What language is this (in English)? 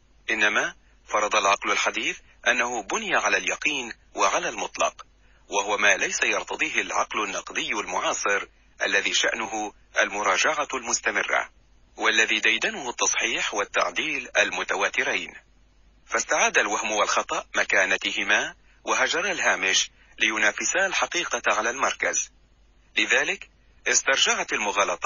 Arabic